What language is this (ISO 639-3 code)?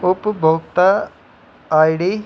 doi